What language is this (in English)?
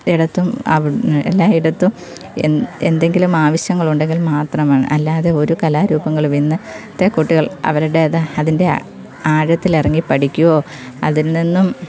Malayalam